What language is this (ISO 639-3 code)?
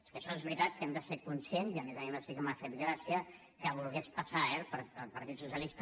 cat